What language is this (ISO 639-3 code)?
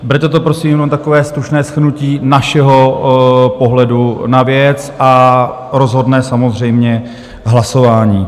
ces